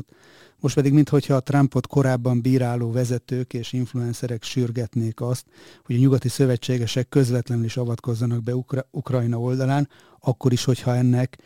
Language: Hungarian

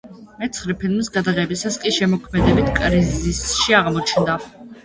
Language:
Georgian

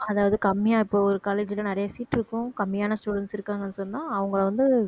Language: Tamil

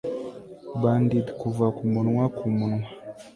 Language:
Kinyarwanda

